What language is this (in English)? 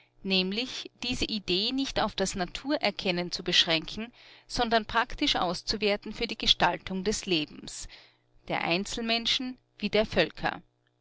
German